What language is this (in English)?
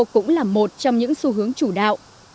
Vietnamese